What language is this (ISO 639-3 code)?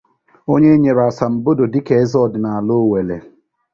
ibo